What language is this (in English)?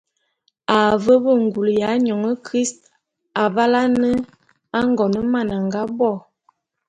Bulu